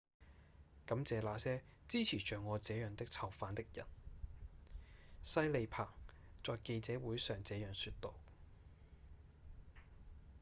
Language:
Cantonese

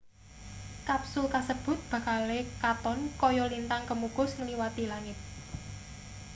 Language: Javanese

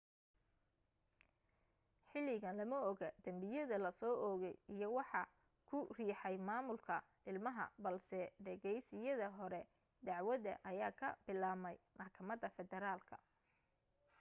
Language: Somali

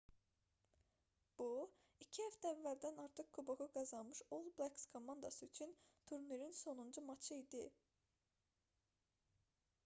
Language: Azerbaijani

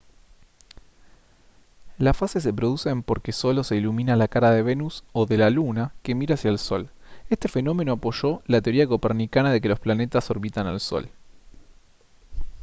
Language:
Spanish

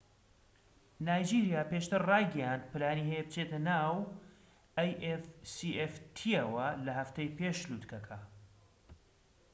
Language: Central Kurdish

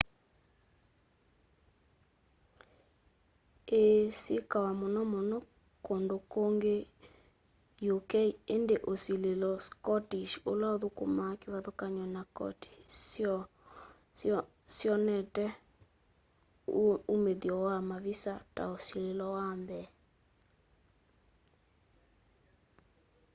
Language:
Kamba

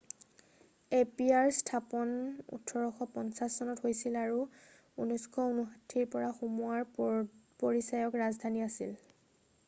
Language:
Assamese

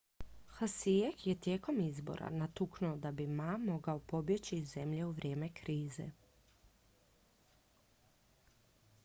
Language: Croatian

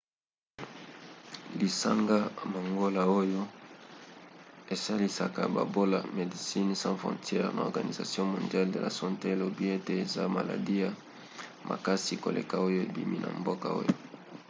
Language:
Lingala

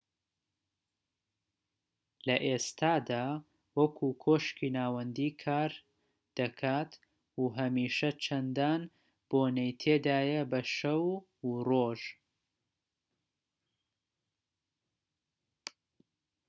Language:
Central Kurdish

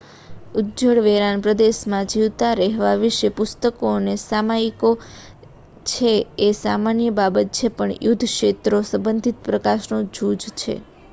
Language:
Gujarati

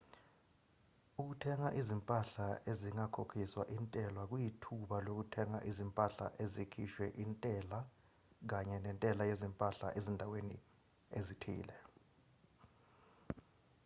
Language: Zulu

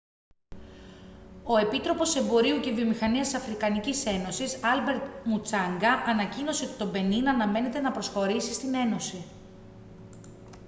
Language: Greek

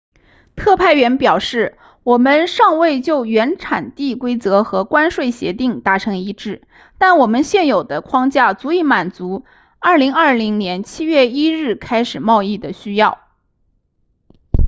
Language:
Chinese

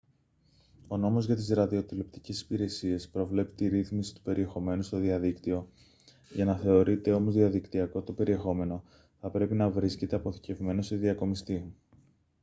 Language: Greek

